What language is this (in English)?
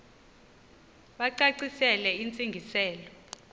Xhosa